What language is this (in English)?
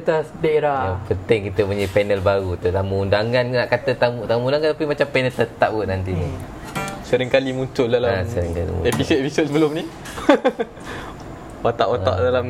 Malay